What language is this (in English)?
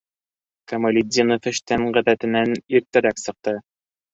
Bashkir